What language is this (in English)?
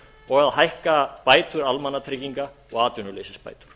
Icelandic